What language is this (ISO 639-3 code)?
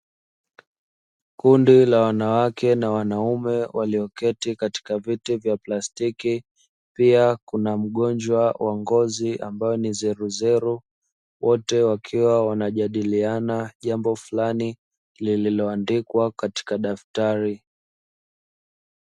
swa